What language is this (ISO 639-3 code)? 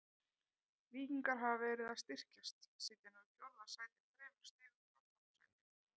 isl